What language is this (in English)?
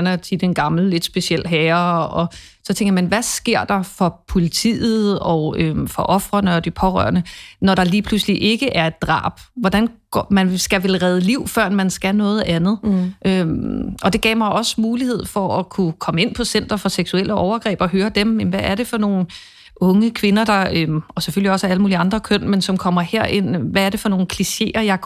Danish